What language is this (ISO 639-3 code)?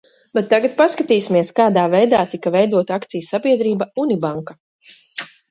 lav